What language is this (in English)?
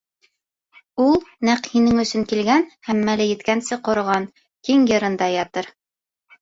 Bashkir